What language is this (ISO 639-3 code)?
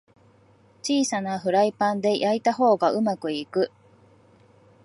jpn